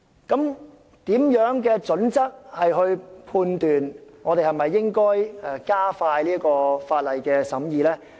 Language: Cantonese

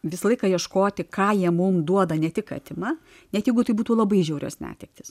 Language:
Lithuanian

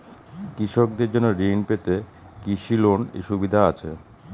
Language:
Bangla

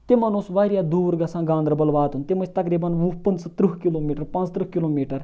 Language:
Kashmiri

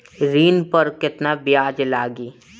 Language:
Bhojpuri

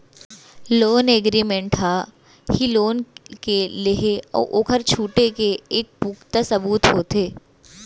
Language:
Chhattisgarhi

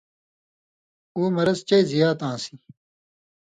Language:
Indus Kohistani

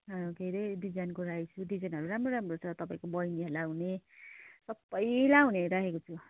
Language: Nepali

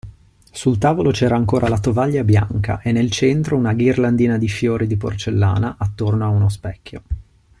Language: Italian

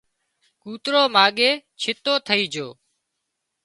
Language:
Wadiyara Koli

